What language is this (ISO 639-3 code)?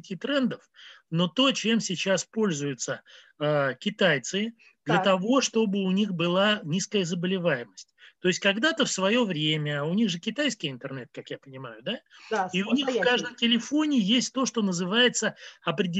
rus